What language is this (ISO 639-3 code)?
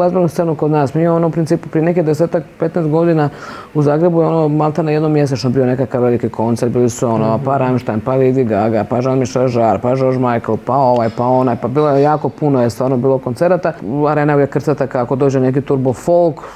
hrv